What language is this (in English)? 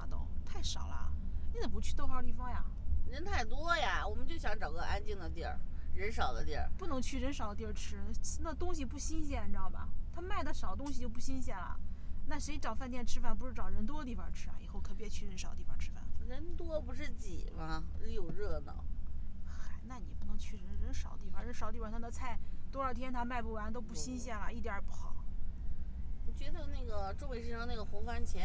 Chinese